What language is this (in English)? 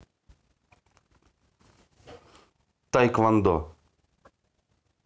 Russian